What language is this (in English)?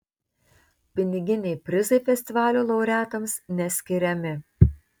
Lithuanian